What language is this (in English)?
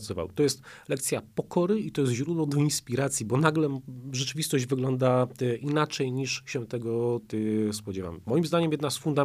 Polish